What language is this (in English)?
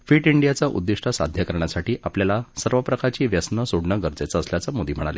Marathi